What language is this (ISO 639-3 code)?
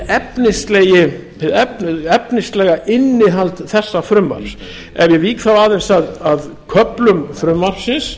isl